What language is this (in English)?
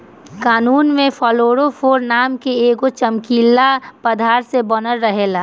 Bhojpuri